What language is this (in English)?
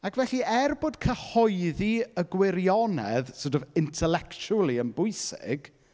Welsh